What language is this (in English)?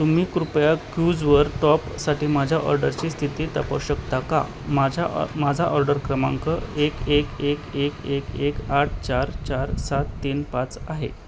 Marathi